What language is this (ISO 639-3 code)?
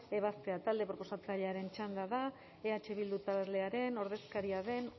eus